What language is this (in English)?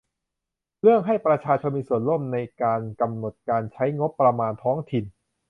Thai